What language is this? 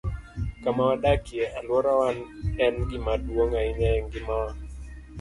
Luo (Kenya and Tanzania)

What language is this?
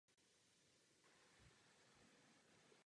Czech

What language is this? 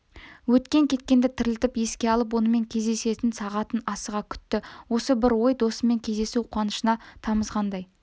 Kazakh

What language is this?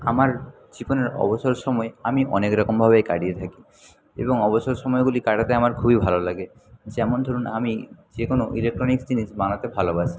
Bangla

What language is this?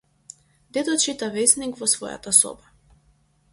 Macedonian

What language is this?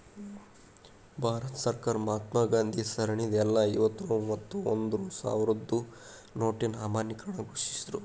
Kannada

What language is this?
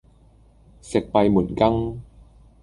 Cantonese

